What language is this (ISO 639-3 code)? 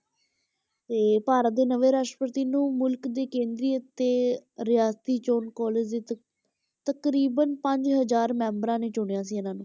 pan